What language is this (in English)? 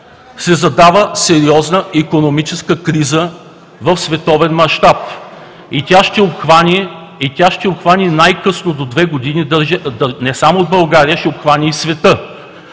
Bulgarian